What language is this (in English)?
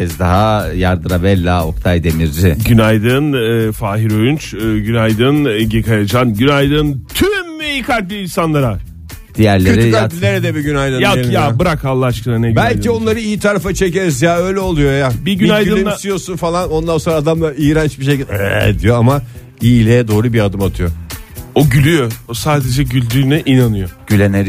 Turkish